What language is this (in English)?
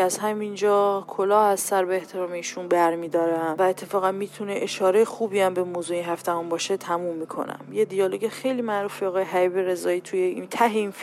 Persian